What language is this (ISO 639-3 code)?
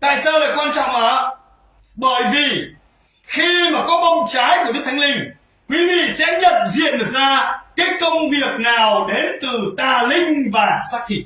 vie